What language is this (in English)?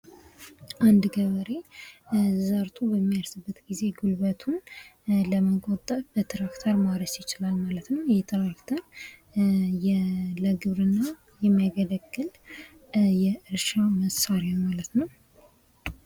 Amharic